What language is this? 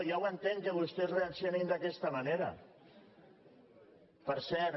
Catalan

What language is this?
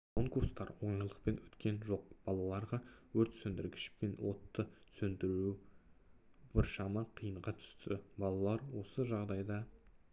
Kazakh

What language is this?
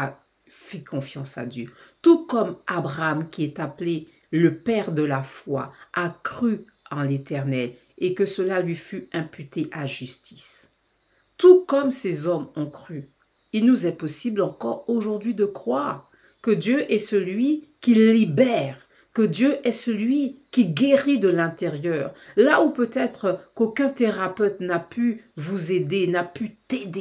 French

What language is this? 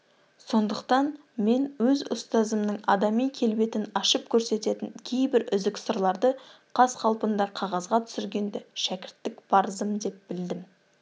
Kazakh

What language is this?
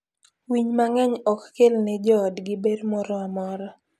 Luo (Kenya and Tanzania)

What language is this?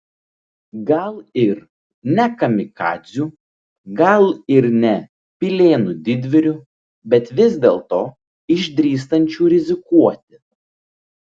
Lithuanian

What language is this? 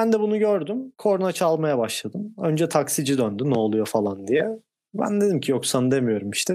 Turkish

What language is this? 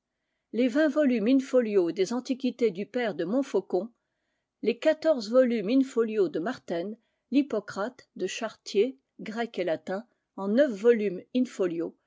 French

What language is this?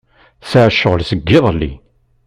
Kabyle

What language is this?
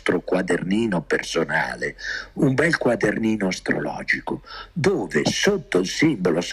Italian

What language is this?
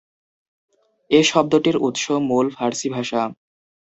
Bangla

